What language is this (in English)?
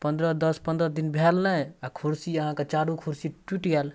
Maithili